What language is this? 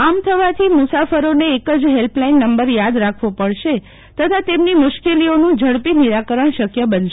Gujarati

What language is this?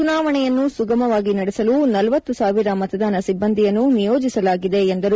Kannada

